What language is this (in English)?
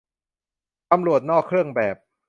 Thai